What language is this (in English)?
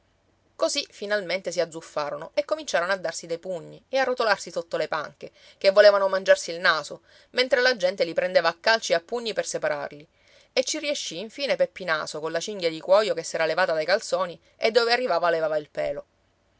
Italian